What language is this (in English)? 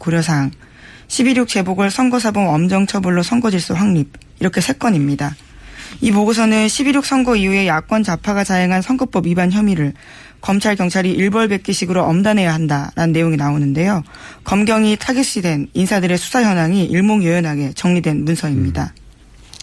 Korean